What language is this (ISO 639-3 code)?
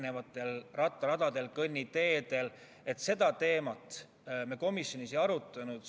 est